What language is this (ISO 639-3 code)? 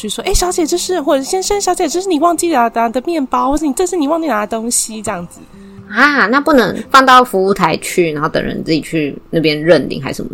zho